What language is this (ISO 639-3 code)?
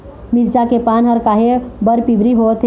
hne